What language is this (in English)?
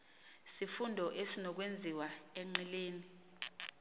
Xhosa